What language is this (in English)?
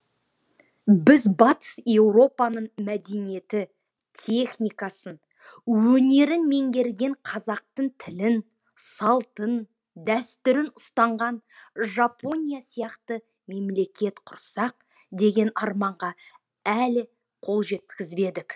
Kazakh